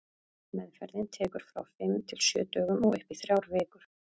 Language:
Icelandic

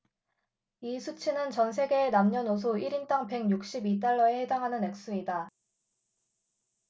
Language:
Korean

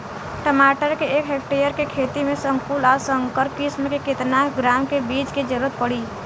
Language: Bhojpuri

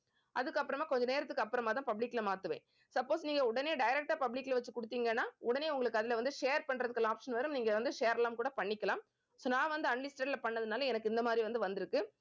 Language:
Tamil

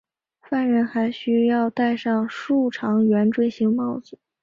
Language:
Chinese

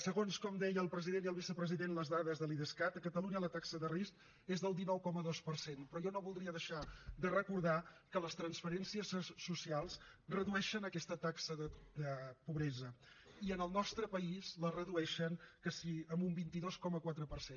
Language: Catalan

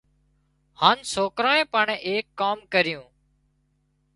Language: Wadiyara Koli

